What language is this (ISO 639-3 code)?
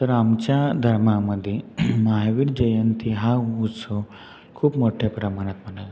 mar